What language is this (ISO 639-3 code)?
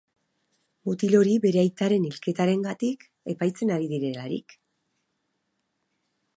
eus